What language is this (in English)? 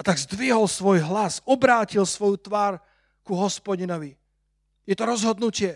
Slovak